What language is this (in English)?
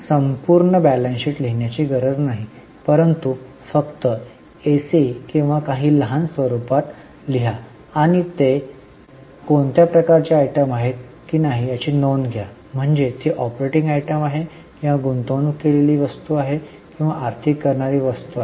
Marathi